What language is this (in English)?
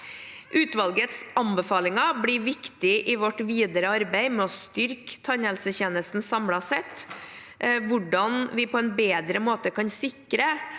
Norwegian